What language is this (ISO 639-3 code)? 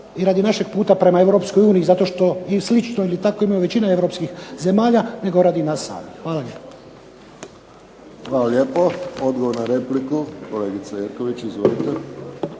hrv